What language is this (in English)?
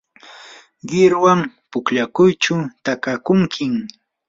Yanahuanca Pasco Quechua